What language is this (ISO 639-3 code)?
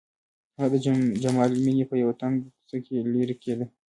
pus